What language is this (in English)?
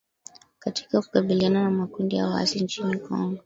Swahili